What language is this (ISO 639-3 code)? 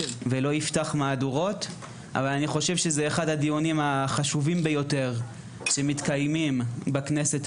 heb